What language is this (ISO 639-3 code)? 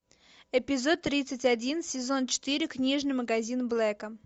rus